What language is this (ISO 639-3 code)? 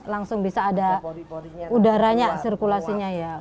ind